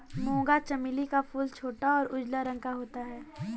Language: Hindi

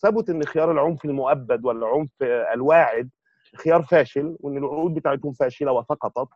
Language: Arabic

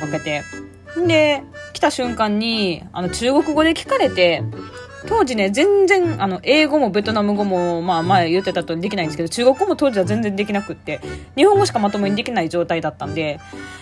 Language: Japanese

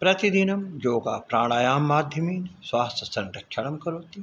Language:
Sanskrit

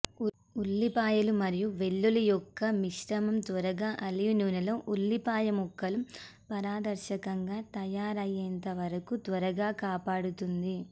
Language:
Telugu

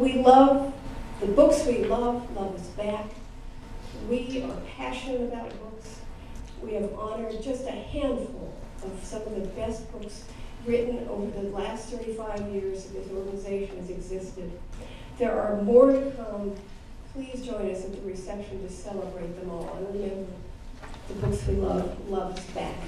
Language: English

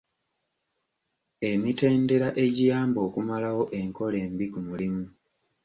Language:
Ganda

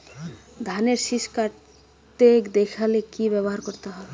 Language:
Bangla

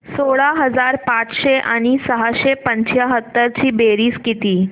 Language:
Marathi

